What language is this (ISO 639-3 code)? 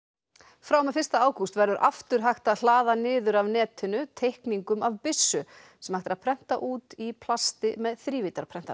isl